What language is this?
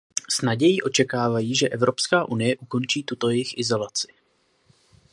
Czech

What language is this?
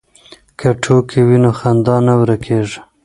Pashto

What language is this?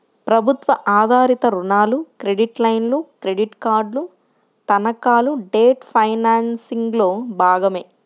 Telugu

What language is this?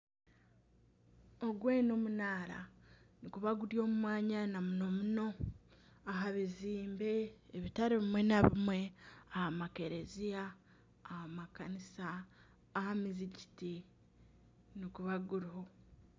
Nyankole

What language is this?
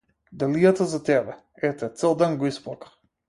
Macedonian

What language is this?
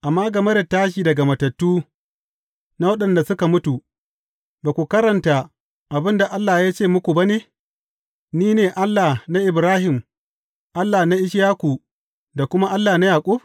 Hausa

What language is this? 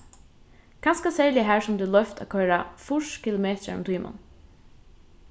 Faroese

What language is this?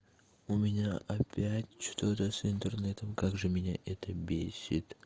Russian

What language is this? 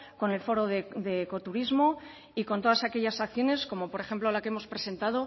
Spanish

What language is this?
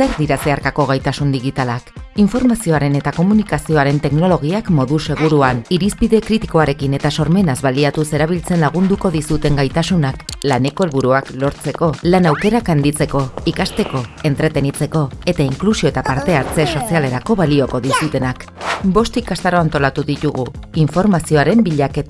Basque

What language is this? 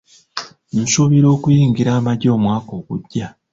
Ganda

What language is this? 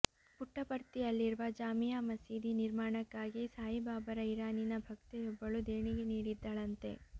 Kannada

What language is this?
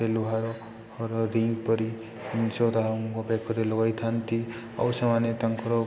Odia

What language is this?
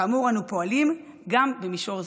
Hebrew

